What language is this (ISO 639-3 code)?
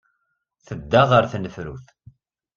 kab